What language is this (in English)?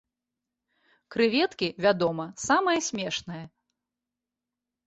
Belarusian